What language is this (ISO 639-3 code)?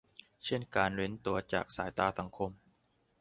tha